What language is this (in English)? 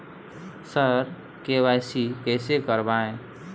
Maithili